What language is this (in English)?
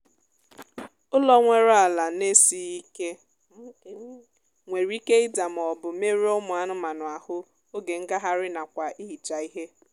Igbo